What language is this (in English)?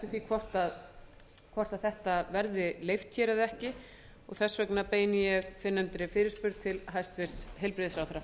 Icelandic